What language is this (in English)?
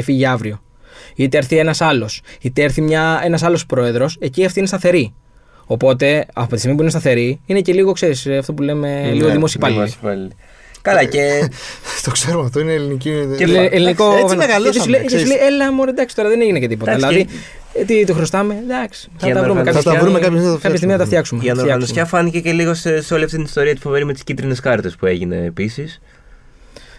Greek